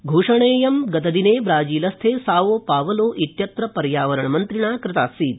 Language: Sanskrit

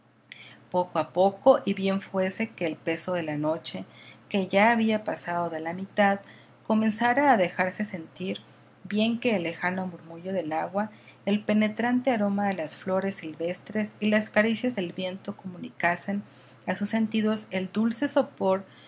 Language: Spanish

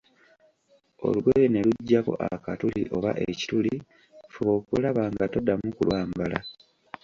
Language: Ganda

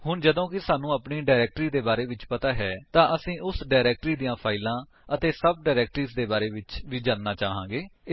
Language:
Punjabi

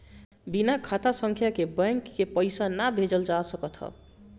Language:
Bhojpuri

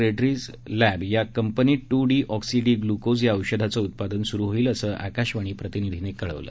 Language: Marathi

